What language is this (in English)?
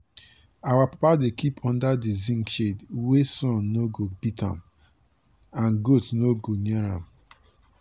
Nigerian Pidgin